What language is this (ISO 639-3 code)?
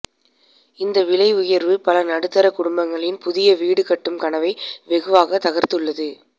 tam